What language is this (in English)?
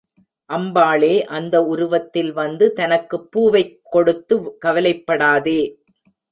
Tamil